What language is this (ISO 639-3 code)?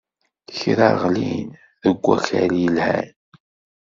kab